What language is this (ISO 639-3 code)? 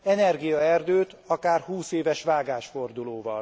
hun